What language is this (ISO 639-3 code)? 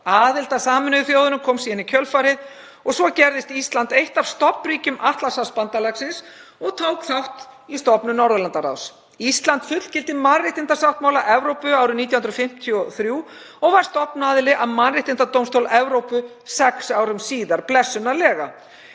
isl